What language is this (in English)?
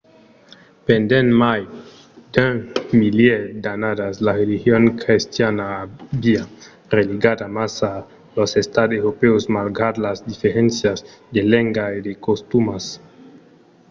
Occitan